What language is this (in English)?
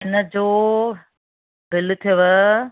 Sindhi